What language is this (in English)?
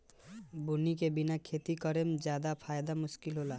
Bhojpuri